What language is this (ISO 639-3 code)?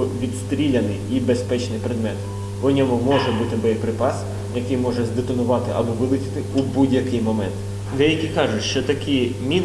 ukr